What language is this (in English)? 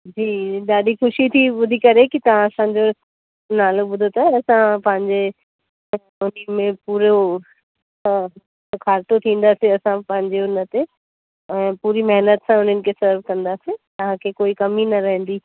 Sindhi